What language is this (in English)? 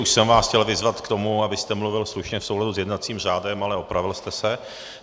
Czech